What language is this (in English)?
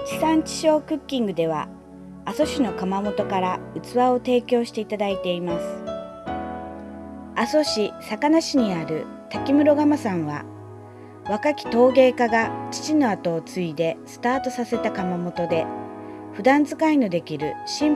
Japanese